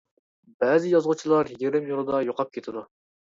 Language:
Uyghur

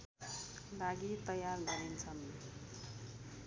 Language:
Nepali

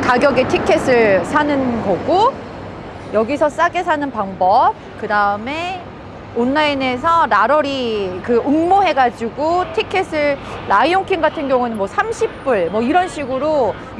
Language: Korean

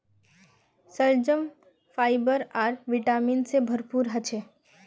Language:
Magahi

